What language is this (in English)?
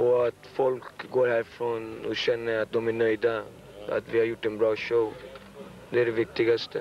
Swedish